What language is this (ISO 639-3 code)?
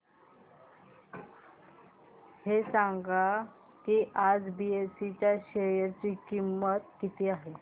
mar